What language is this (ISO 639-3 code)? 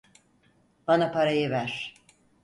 tur